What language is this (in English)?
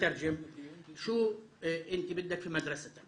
Hebrew